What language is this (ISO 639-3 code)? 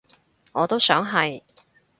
yue